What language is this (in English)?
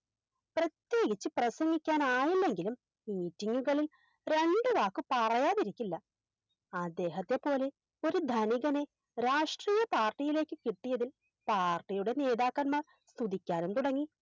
Malayalam